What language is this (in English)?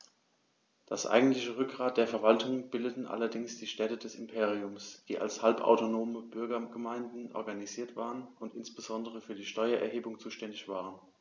German